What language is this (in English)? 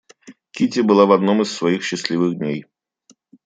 Russian